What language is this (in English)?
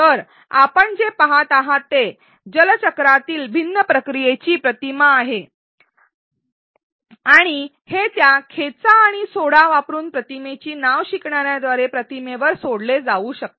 Marathi